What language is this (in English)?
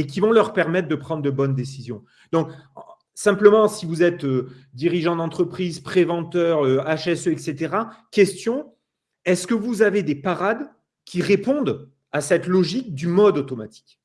French